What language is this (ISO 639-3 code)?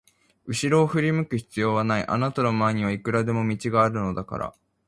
jpn